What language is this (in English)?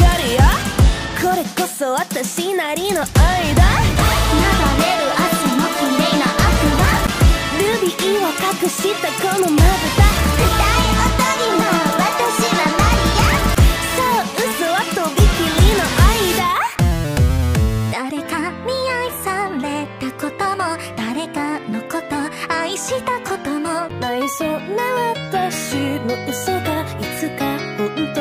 Japanese